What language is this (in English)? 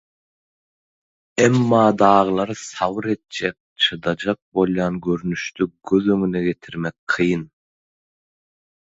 Turkmen